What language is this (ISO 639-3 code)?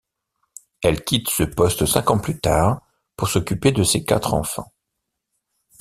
fra